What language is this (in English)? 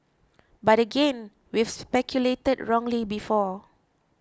English